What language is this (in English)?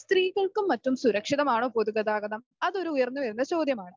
Malayalam